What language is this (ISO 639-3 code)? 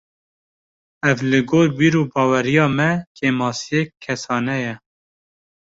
kur